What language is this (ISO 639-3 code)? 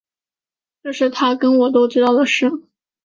zho